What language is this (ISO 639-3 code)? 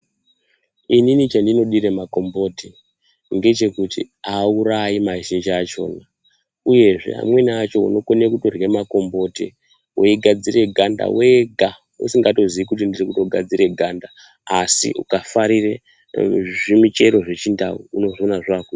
ndc